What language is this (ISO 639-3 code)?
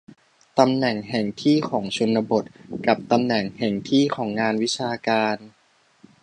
tha